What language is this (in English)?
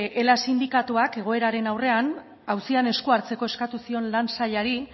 Basque